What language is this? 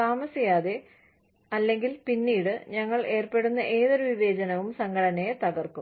Malayalam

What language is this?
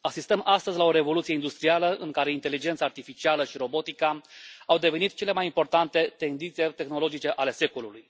Romanian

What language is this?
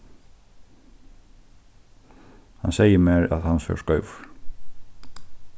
Faroese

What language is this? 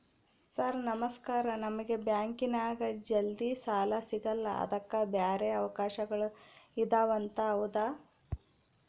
Kannada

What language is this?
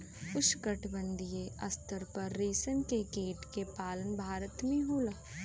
Bhojpuri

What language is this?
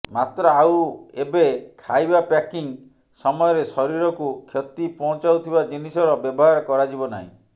Odia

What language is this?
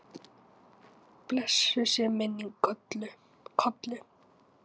Icelandic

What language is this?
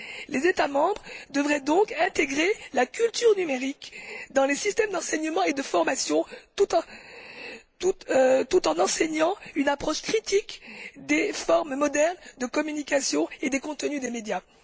French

